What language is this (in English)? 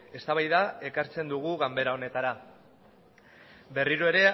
Basque